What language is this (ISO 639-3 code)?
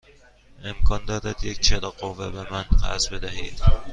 fas